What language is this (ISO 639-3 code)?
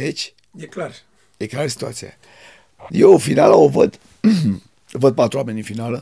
ron